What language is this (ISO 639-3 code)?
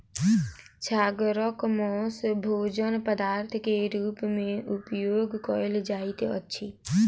mai